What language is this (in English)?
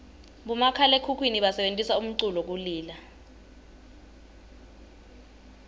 Swati